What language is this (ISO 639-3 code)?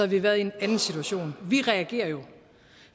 dan